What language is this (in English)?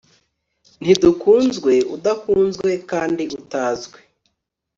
Kinyarwanda